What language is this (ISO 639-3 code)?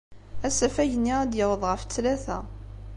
kab